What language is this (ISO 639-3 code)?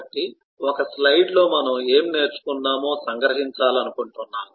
tel